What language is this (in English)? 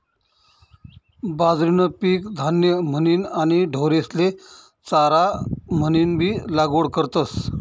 Marathi